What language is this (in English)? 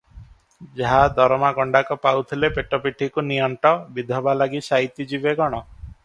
Odia